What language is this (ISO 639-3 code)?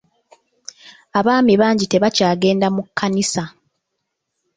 lug